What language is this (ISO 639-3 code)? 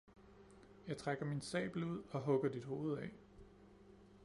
dan